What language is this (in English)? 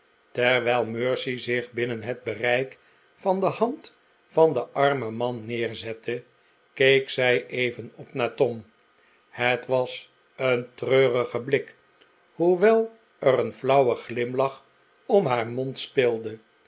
Dutch